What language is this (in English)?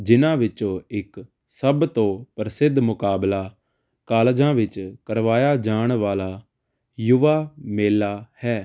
Punjabi